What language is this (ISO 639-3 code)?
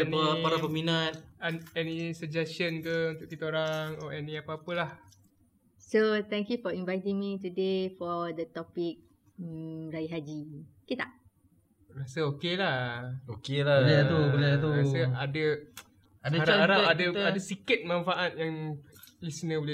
msa